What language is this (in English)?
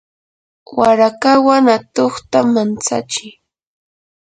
Yanahuanca Pasco Quechua